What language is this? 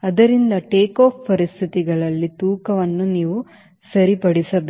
Kannada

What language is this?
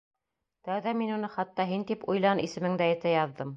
Bashkir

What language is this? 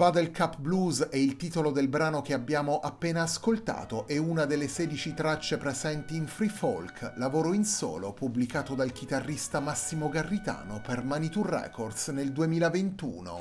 Italian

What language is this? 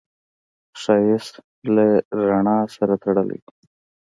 Pashto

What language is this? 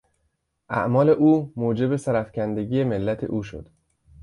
Persian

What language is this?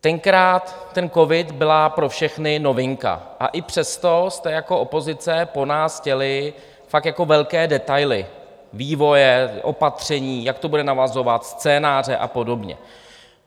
Czech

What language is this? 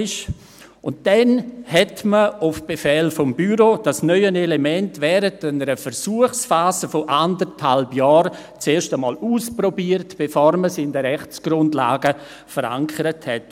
Swiss German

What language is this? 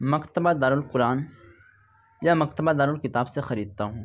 Urdu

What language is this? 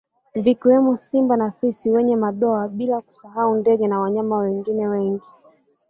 Swahili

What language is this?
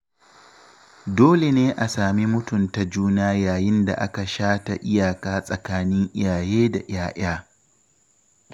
Hausa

